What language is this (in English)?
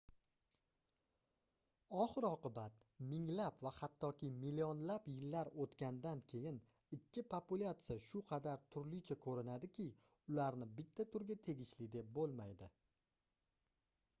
Uzbek